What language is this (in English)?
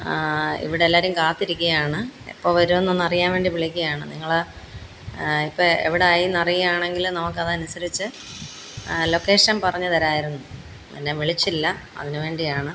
Malayalam